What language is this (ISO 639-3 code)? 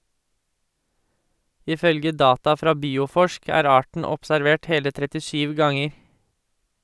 nor